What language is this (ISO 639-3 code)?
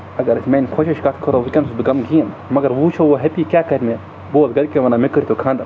kas